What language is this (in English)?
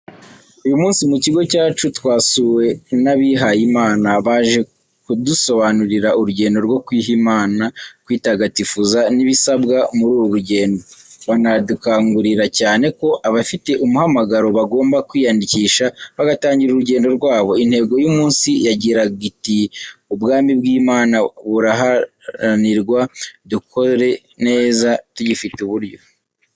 Kinyarwanda